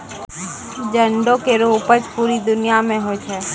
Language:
Maithili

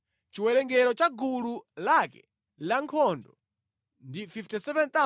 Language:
Nyanja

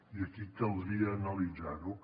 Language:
Catalan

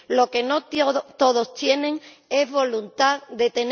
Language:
Spanish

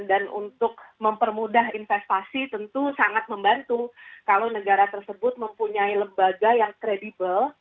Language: Indonesian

